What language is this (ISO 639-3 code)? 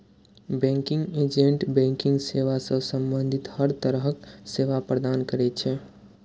mai